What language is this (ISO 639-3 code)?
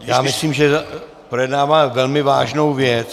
ces